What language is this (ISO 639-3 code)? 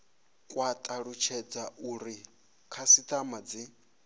ven